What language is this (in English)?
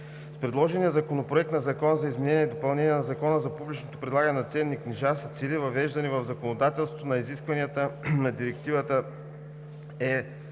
Bulgarian